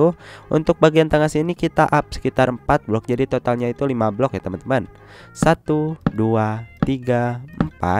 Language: Indonesian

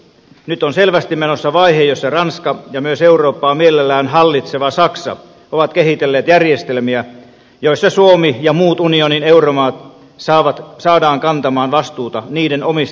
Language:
Finnish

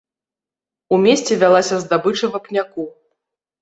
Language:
Belarusian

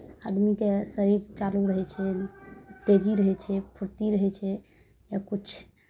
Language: Maithili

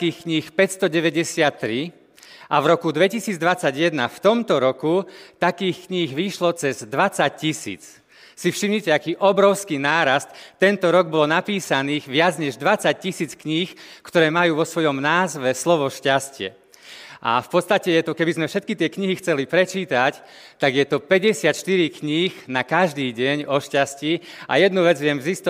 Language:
Slovak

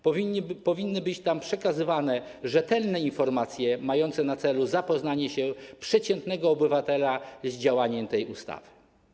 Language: Polish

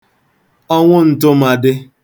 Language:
Igbo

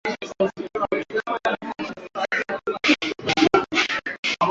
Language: Swahili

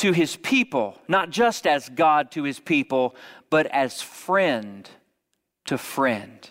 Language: English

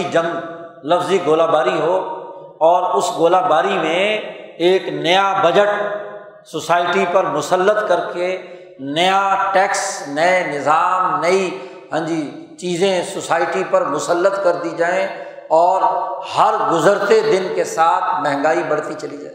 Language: Urdu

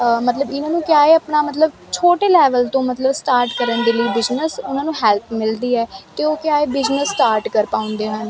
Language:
Punjabi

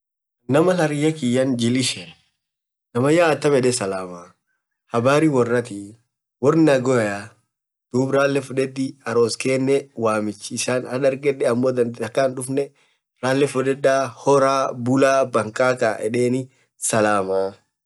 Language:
Orma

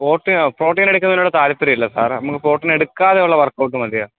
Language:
Malayalam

